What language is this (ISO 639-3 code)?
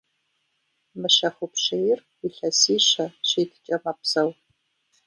kbd